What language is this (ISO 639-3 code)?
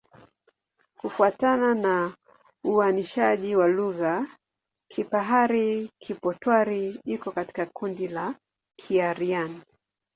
swa